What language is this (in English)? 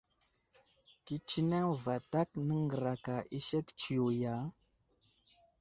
Wuzlam